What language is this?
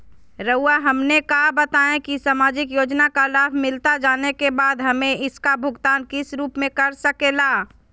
Magahi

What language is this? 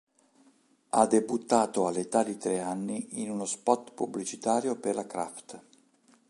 Italian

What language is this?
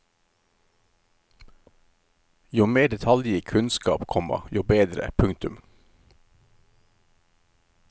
Norwegian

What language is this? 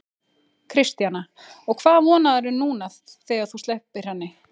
Icelandic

